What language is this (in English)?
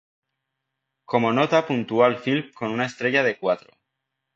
Spanish